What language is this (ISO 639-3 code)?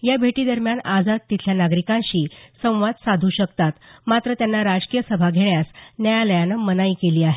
mar